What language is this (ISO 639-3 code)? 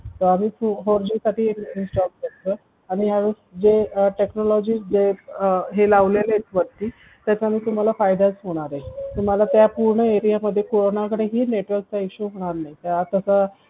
mar